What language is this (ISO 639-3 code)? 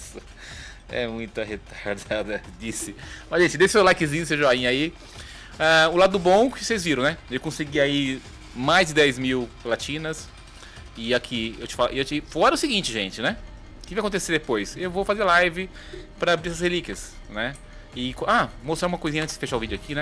por